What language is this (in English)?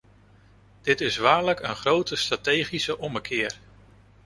Dutch